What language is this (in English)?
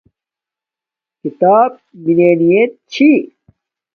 Domaaki